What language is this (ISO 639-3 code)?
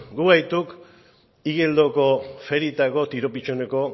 eus